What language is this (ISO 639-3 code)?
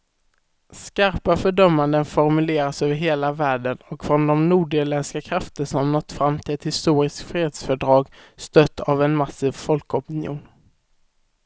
swe